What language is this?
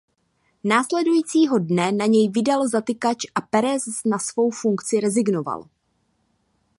Czech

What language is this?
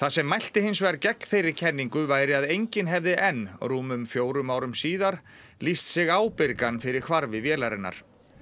Icelandic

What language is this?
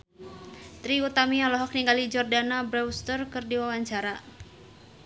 Sundanese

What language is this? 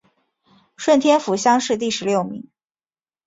Chinese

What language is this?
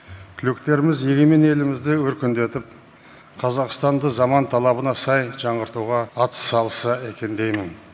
Kazakh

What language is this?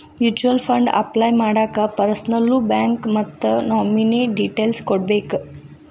Kannada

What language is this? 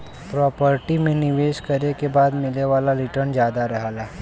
Bhojpuri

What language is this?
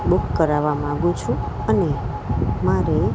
Gujarati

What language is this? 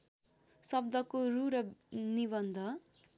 Nepali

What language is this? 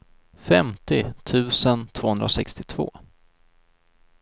Swedish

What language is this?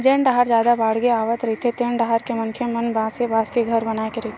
Chhattisgarhi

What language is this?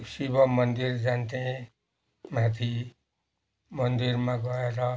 Nepali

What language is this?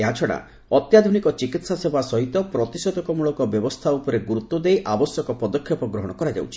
Odia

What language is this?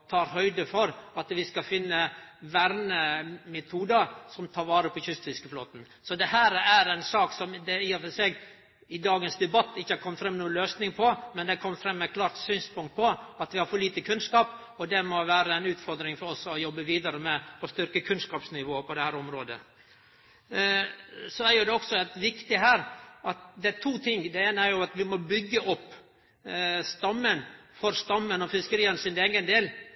Norwegian Nynorsk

